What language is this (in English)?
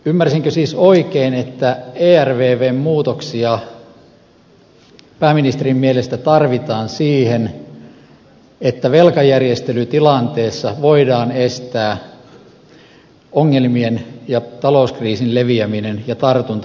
Finnish